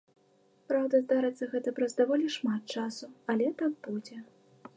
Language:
Belarusian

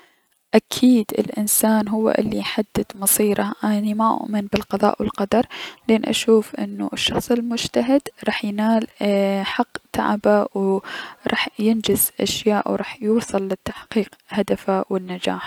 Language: Mesopotamian Arabic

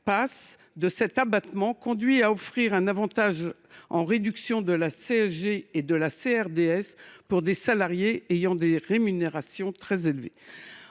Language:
French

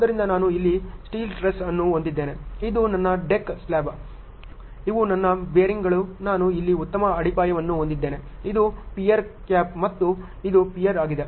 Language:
Kannada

